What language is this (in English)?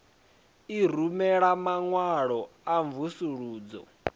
Venda